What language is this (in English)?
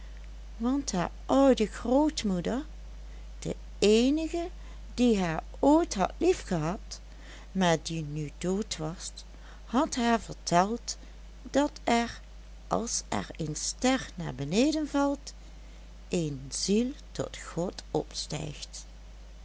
Dutch